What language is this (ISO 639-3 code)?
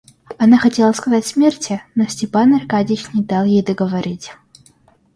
rus